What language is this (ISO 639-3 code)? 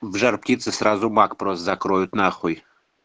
rus